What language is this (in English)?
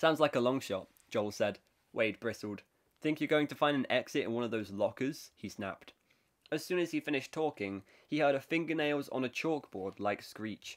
English